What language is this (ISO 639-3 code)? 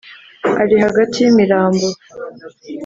kin